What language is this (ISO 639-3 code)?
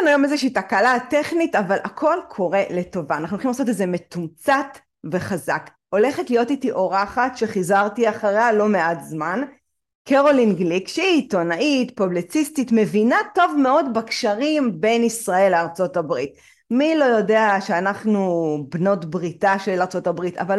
heb